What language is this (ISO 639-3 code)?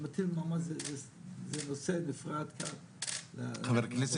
heb